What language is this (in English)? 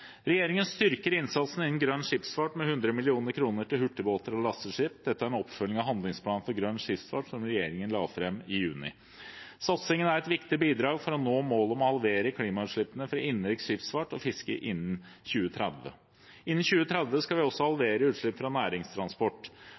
Norwegian Bokmål